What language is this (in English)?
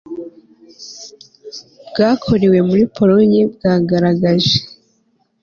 Kinyarwanda